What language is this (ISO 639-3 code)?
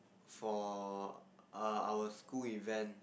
eng